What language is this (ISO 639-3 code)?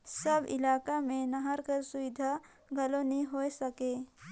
hne